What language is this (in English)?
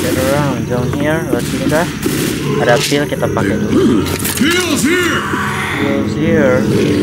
Indonesian